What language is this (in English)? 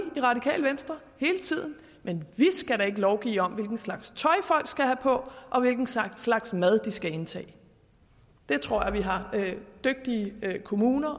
Danish